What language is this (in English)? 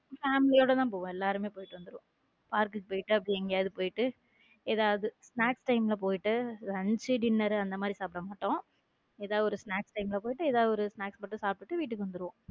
Tamil